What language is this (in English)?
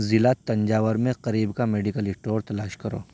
Urdu